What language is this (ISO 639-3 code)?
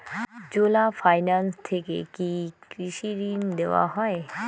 ben